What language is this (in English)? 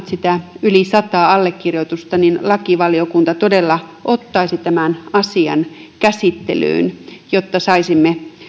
Finnish